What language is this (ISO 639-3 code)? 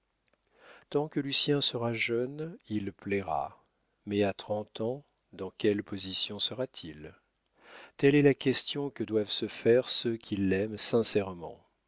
fra